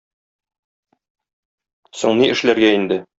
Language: Tatar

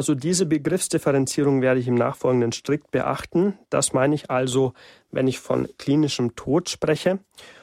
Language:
German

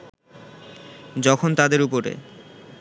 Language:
Bangla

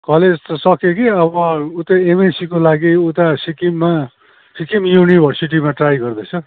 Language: Nepali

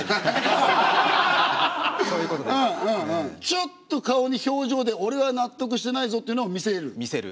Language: Japanese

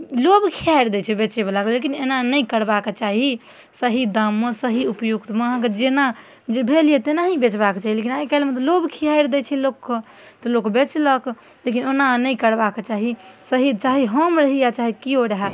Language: Maithili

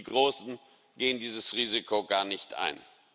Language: German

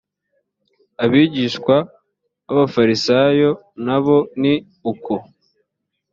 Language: Kinyarwanda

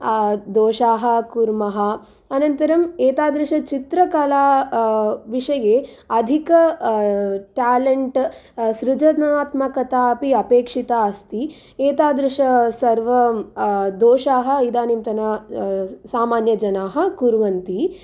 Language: Sanskrit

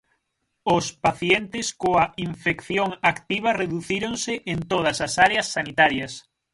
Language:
Galician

